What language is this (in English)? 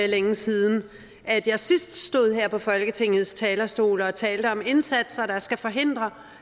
Danish